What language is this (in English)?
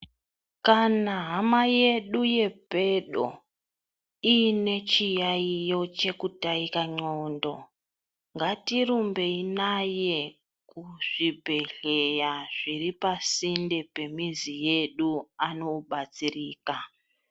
Ndau